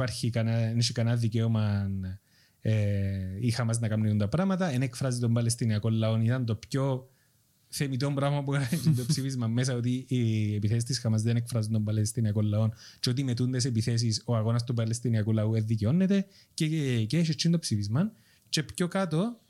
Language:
Greek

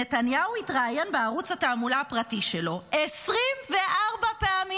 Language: Hebrew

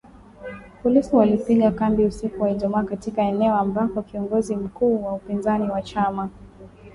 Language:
Swahili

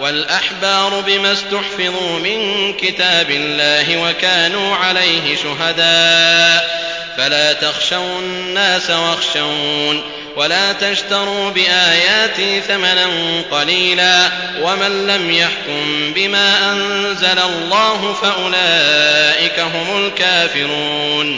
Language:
Arabic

